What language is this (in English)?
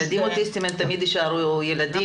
Hebrew